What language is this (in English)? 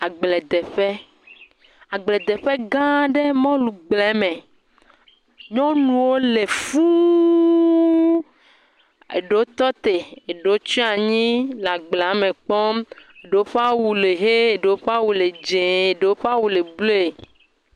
Ewe